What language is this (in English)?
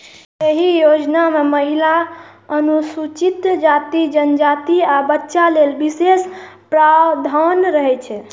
Maithili